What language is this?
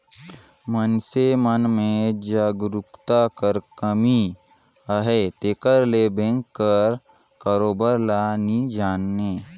Chhattisgarhi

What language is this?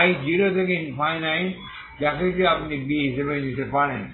Bangla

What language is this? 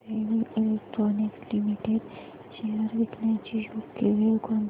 Marathi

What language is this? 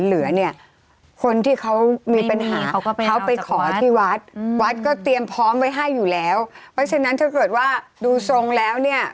Thai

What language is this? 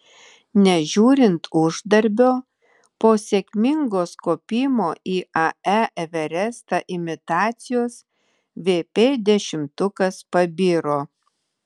Lithuanian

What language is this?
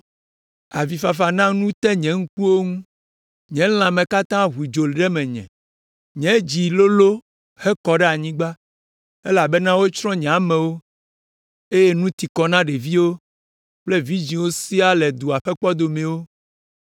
Ewe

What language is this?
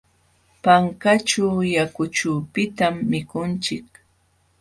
Jauja Wanca Quechua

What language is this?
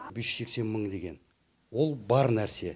Kazakh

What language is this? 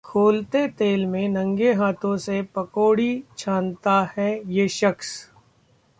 Hindi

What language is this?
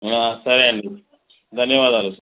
Telugu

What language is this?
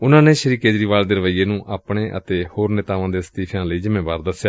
Punjabi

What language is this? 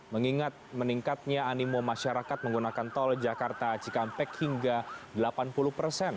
Indonesian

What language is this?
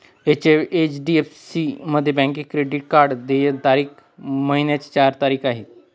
Marathi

